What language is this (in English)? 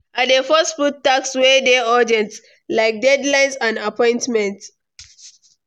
Nigerian Pidgin